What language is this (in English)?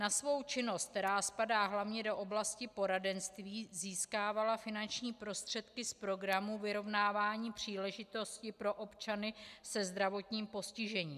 Czech